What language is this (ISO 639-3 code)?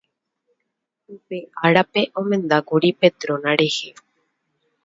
grn